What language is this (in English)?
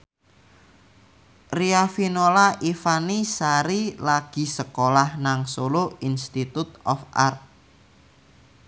Javanese